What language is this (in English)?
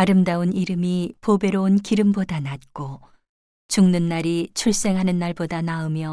Korean